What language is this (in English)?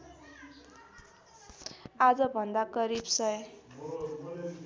Nepali